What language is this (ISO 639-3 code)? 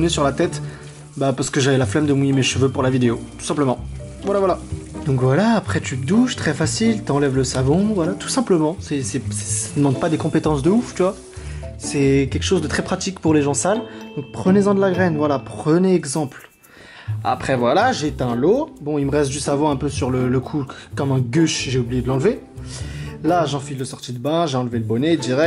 fra